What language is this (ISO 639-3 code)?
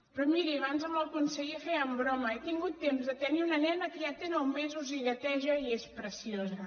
cat